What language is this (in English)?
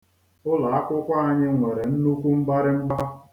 Igbo